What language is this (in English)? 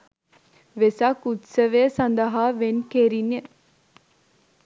Sinhala